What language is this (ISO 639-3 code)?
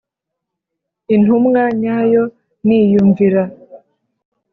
kin